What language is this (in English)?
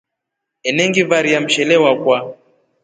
Rombo